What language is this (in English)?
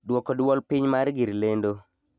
Luo (Kenya and Tanzania)